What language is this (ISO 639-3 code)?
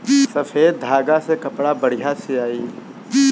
bho